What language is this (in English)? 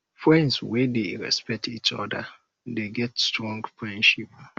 Nigerian Pidgin